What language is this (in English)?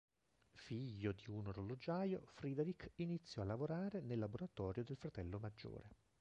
Italian